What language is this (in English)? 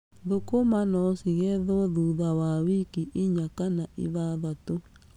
Kikuyu